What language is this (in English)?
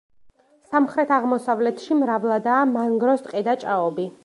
Georgian